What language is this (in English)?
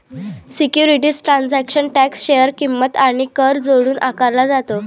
Marathi